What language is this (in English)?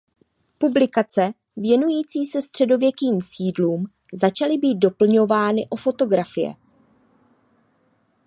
Czech